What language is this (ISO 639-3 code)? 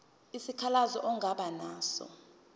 zul